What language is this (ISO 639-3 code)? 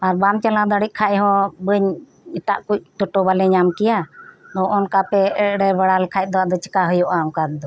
sat